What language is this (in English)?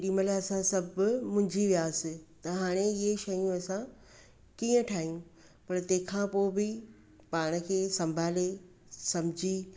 Sindhi